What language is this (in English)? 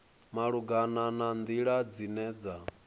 Venda